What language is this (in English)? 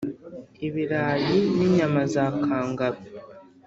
Kinyarwanda